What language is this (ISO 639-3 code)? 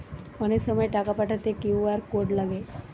ben